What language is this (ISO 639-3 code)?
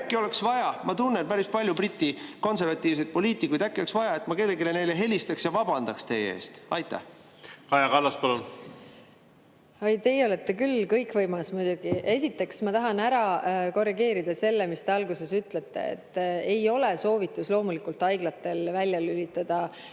est